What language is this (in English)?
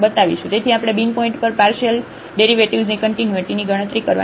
Gujarati